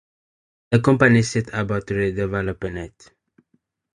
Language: English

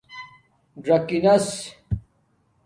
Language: Domaaki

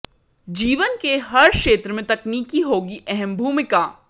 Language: Hindi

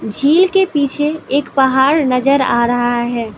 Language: Hindi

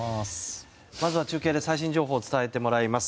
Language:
Japanese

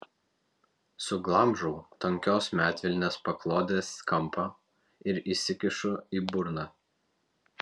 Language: Lithuanian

